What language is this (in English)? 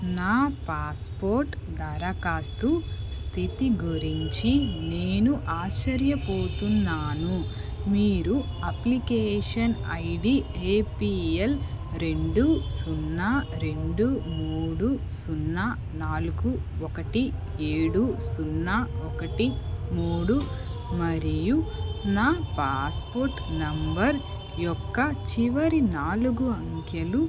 Telugu